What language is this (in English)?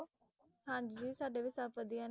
Punjabi